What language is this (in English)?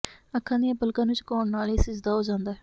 Punjabi